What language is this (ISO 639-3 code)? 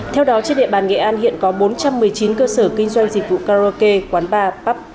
vie